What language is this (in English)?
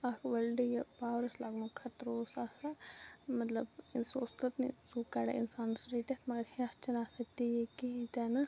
Kashmiri